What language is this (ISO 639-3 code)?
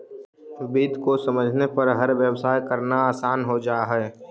mag